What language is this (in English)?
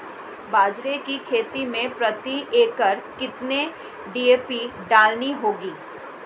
Hindi